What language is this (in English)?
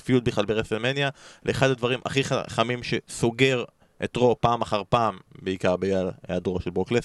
Hebrew